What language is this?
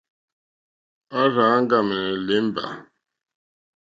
Mokpwe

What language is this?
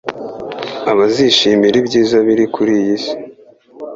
Kinyarwanda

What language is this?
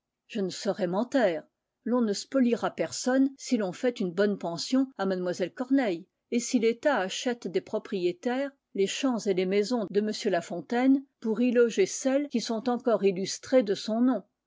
French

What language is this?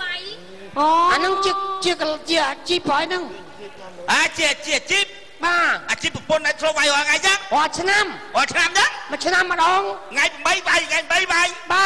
Vietnamese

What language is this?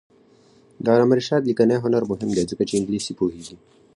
Pashto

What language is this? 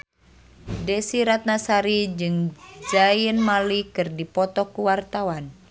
Sundanese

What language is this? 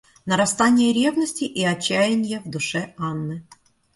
Russian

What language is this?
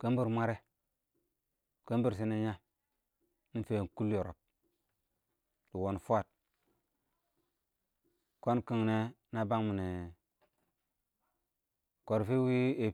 Awak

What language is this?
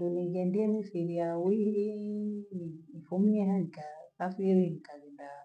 Gweno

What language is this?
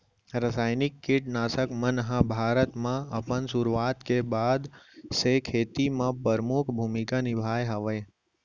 Chhattisgarhi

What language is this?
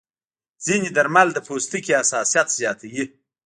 Pashto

